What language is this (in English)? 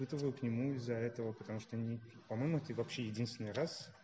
Russian